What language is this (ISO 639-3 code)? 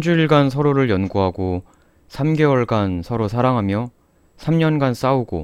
kor